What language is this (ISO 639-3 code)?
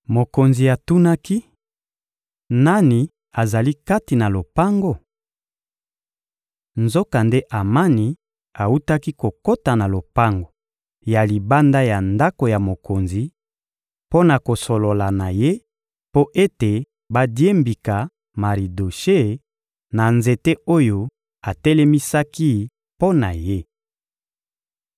lin